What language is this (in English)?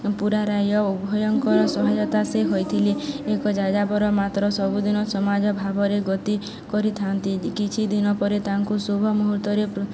Odia